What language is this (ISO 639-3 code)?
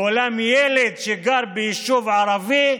heb